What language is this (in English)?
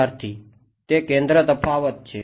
Gujarati